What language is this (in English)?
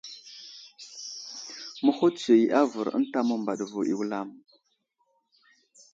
Wuzlam